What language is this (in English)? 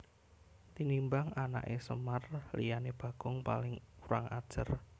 Javanese